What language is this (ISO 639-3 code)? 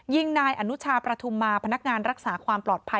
tha